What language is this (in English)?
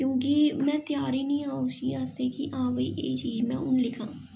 Dogri